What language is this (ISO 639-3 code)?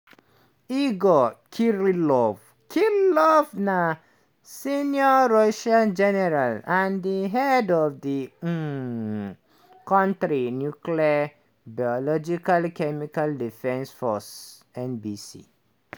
pcm